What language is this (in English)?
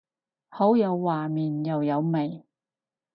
Cantonese